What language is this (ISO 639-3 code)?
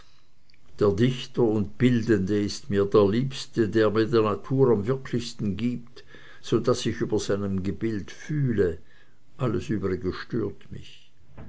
deu